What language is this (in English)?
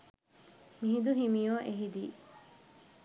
Sinhala